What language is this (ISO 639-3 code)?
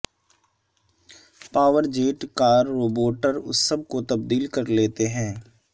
urd